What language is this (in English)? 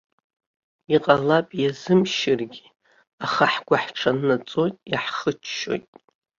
Abkhazian